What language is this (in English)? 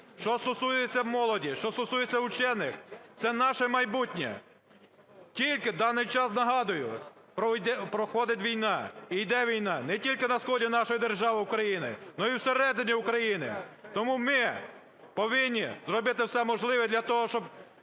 Ukrainian